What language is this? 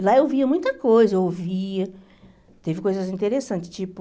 Portuguese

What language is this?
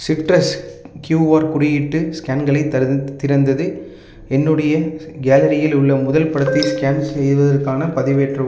Tamil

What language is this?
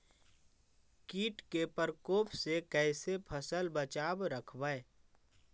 Magahi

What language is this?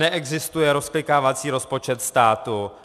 Czech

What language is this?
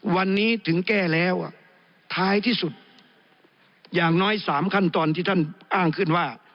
Thai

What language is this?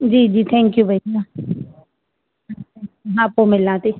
Sindhi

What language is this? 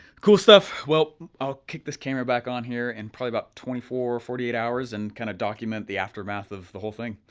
English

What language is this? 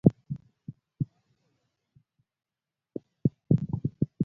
Luo (Kenya and Tanzania)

